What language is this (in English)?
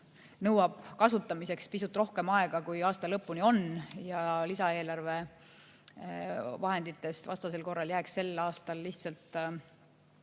Estonian